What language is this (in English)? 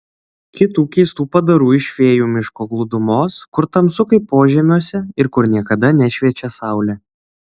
Lithuanian